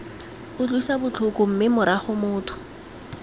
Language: Tswana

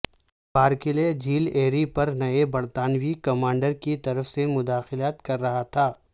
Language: Urdu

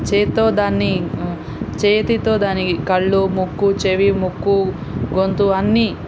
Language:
Telugu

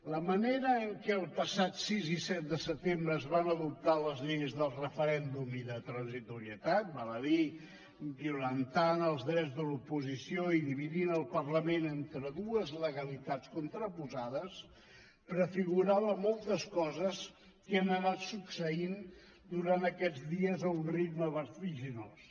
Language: Catalan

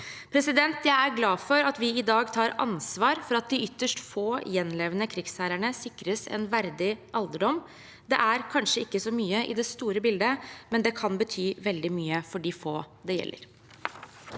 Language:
Norwegian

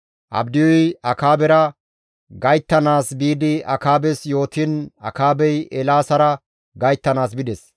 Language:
Gamo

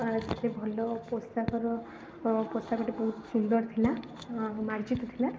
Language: Odia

